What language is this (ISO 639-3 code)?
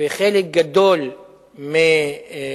heb